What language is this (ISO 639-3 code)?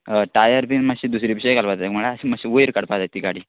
kok